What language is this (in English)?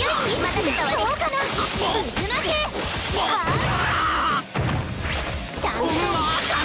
Japanese